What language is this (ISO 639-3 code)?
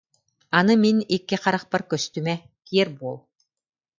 sah